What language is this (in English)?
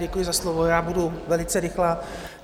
Czech